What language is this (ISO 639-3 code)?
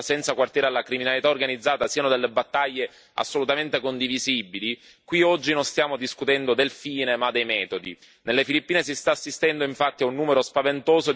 ita